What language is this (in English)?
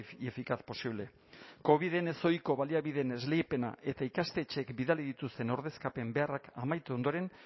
Basque